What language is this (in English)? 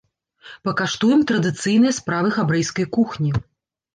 Belarusian